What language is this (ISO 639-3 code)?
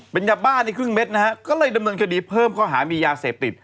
tha